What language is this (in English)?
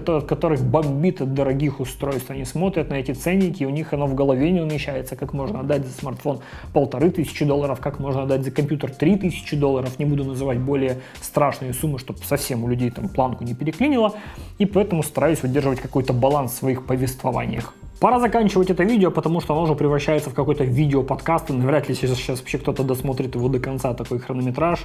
Russian